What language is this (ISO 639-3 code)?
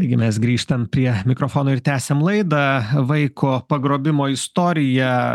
lit